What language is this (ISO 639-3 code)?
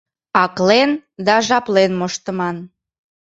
chm